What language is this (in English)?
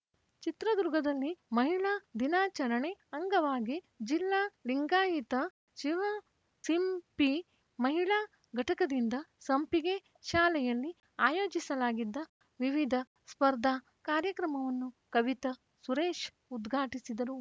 Kannada